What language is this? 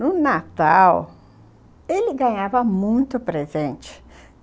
Portuguese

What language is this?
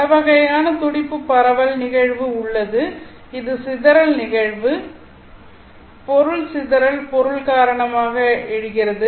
Tamil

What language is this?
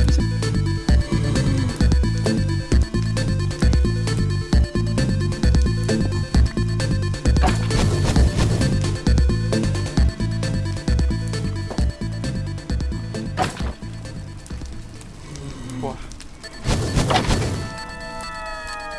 Spanish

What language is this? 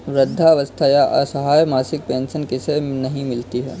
Hindi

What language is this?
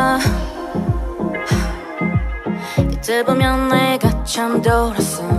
Dutch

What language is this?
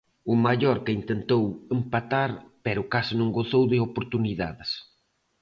Galician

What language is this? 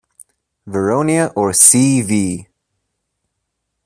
English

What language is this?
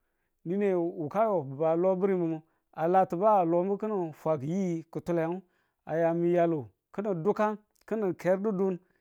Tula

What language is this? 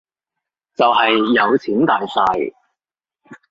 Cantonese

